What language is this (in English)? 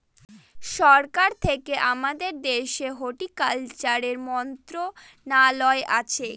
Bangla